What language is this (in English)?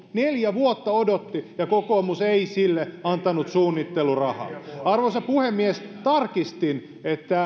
Finnish